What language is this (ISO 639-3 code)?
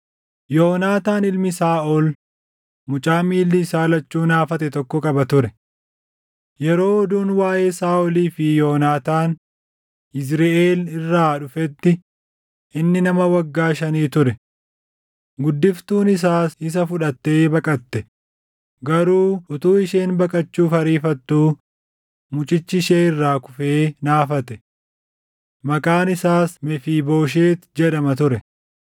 orm